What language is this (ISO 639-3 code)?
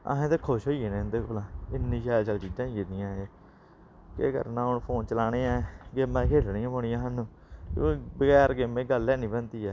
doi